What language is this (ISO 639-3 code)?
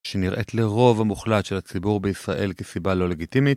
heb